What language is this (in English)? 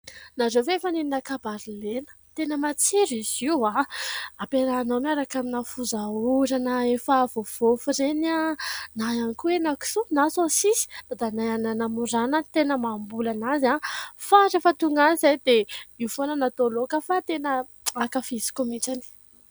Malagasy